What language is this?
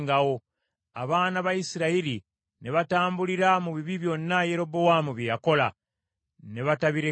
Ganda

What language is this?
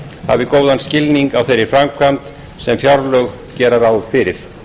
Icelandic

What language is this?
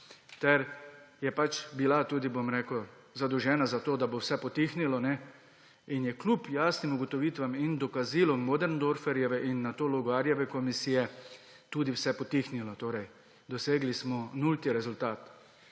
Slovenian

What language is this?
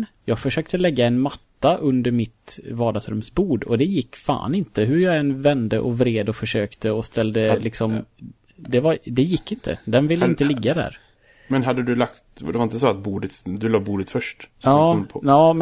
Swedish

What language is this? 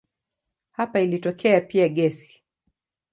Swahili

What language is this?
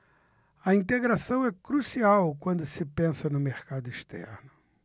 Portuguese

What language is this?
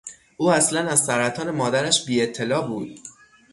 Persian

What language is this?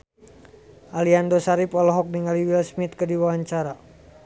Sundanese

